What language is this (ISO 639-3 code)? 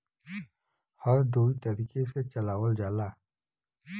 bho